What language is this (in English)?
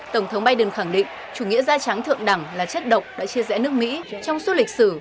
Vietnamese